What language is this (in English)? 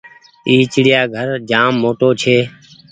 Goaria